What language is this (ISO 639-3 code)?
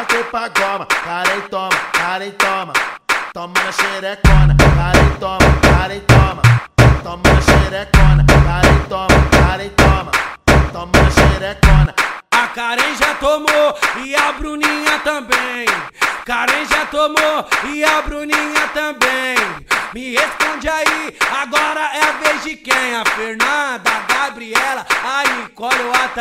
por